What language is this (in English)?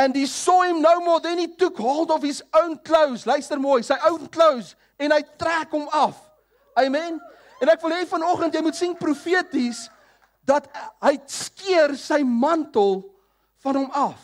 Dutch